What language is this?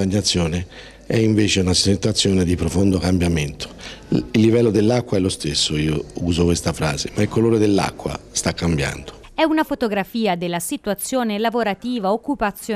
Italian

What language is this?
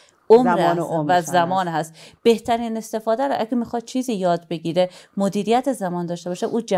Persian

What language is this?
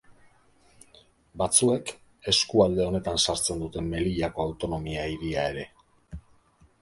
Basque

